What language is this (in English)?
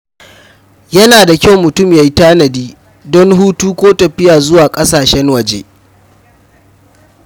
Hausa